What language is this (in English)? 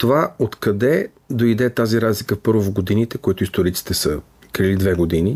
Bulgarian